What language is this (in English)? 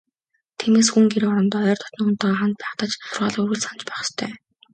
Mongolian